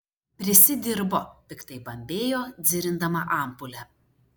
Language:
Lithuanian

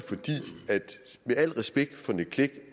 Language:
Danish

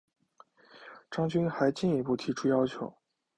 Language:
Chinese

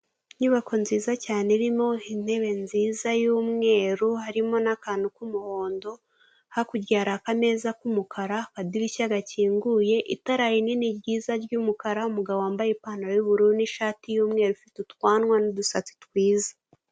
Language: Kinyarwanda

